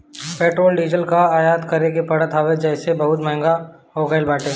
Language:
Bhojpuri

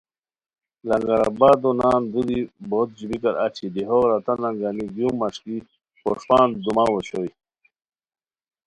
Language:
Khowar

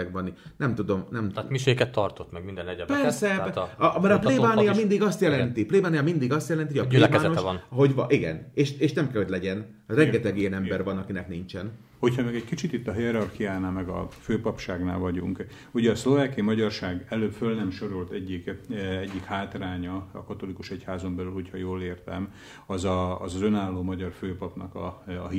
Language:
Hungarian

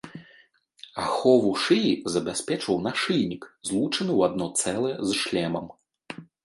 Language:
Belarusian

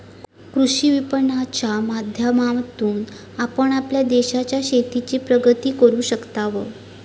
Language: Marathi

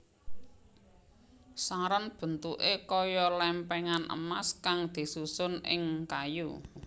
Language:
Javanese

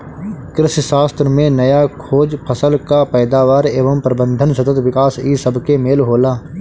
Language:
Bhojpuri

